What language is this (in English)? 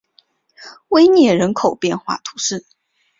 Chinese